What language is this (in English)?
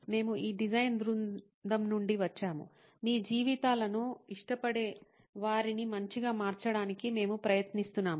Telugu